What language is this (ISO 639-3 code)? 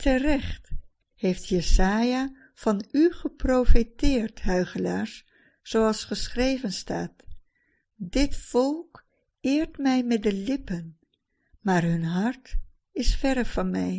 nld